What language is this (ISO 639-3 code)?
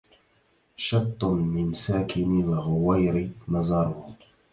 ara